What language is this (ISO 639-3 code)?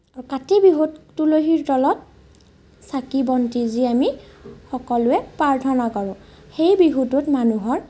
asm